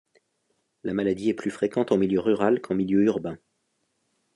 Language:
French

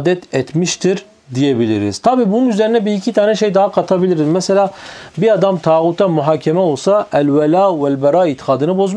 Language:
Turkish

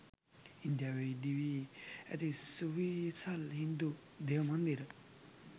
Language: Sinhala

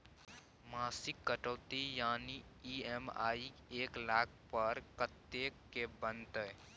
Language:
Maithili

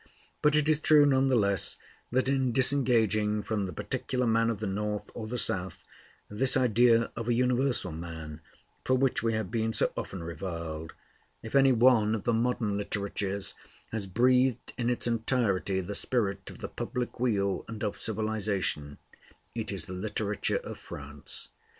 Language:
English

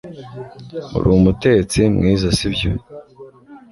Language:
Kinyarwanda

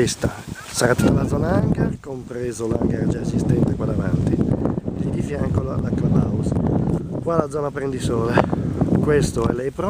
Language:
Italian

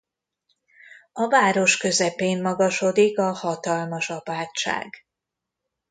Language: Hungarian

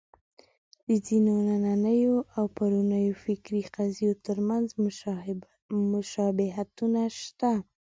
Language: Pashto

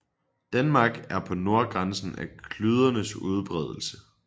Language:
Danish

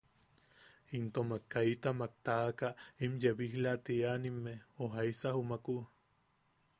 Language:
Yaqui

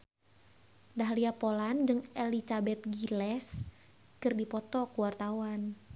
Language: Sundanese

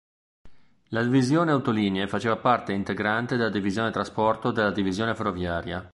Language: Italian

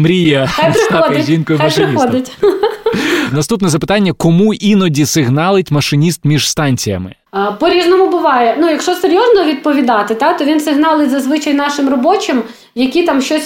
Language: Ukrainian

